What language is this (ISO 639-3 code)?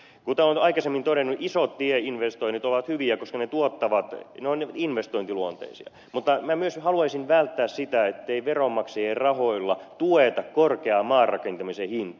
fin